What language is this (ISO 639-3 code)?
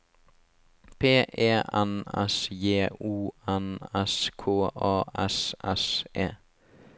nor